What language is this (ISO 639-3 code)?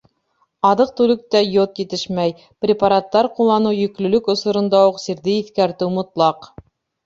bak